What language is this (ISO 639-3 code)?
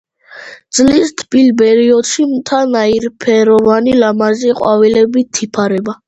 kat